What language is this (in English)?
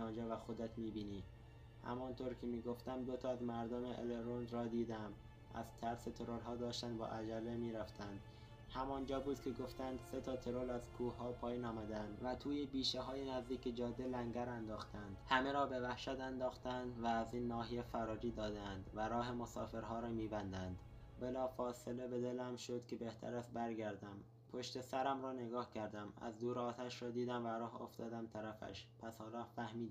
Persian